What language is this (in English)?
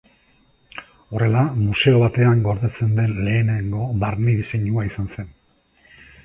Basque